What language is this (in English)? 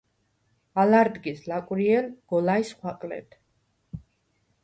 Svan